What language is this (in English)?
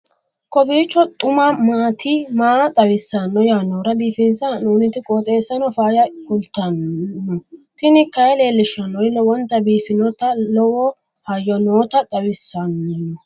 Sidamo